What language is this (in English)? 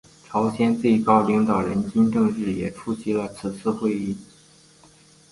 Chinese